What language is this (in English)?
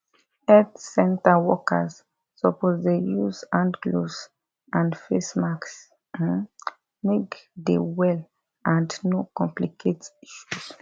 Nigerian Pidgin